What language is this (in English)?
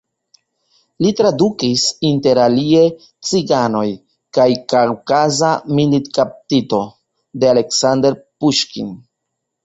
Esperanto